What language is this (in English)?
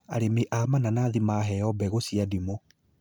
Kikuyu